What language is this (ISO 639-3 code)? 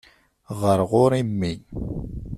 kab